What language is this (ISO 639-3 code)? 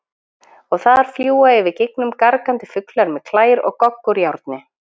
isl